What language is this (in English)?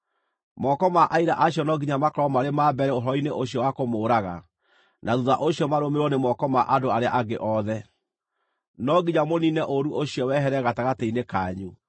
Kikuyu